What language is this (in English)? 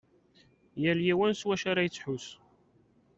Kabyle